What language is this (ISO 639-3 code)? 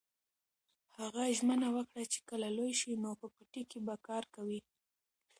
pus